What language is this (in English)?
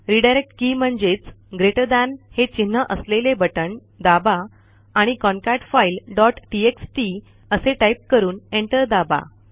Marathi